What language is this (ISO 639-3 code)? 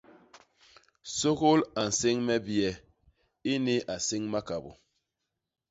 bas